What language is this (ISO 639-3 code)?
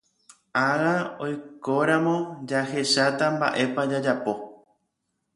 grn